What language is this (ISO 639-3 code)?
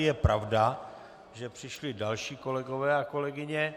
ces